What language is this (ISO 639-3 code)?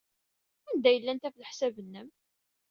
kab